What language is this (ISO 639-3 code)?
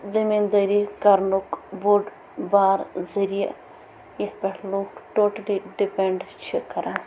kas